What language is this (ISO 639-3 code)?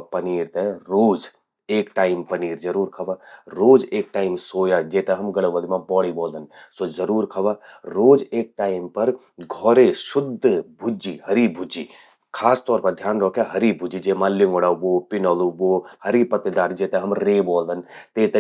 gbm